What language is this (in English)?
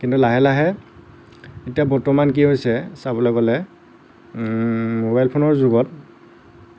Assamese